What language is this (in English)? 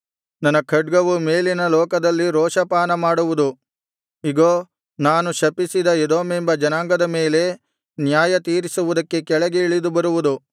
Kannada